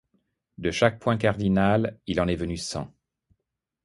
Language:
French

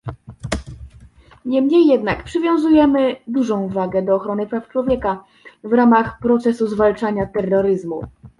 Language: Polish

